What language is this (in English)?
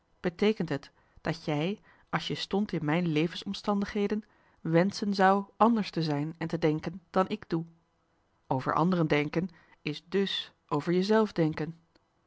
Dutch